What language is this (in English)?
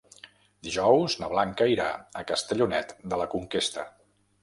Catalan